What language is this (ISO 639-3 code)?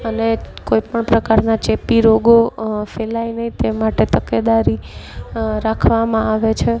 guj